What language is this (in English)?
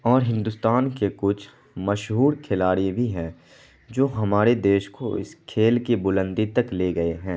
Urdu